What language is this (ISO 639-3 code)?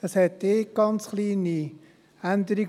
gsw